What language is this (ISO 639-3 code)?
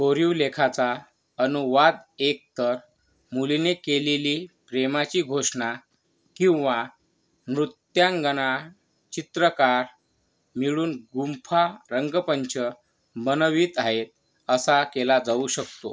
mar